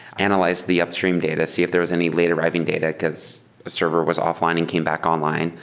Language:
English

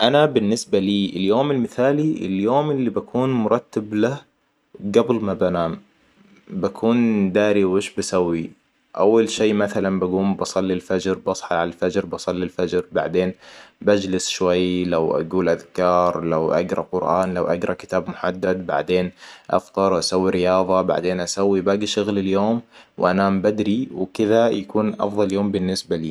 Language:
Hijazi Arabic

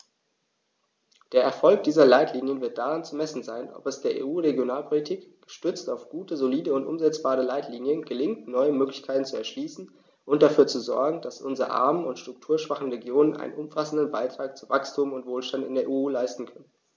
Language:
German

